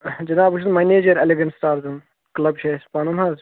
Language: Kashmiri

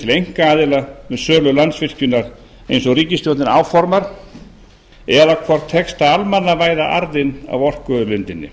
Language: Icelandic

